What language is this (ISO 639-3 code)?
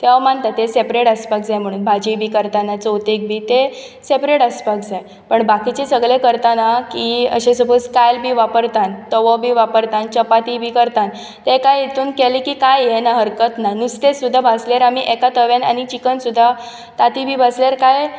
kok